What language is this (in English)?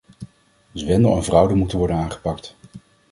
Dutch